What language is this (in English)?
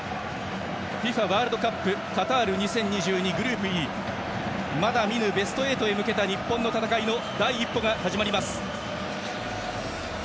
Japanese